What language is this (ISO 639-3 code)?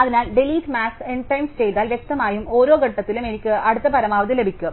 mal